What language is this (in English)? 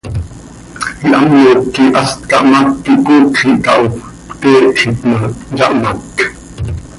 Seri